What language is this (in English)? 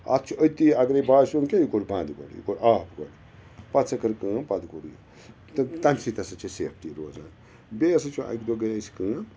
Kashmiri